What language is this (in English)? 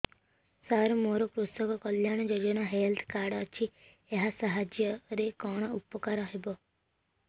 Odia